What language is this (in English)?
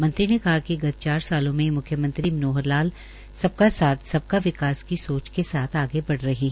Hindi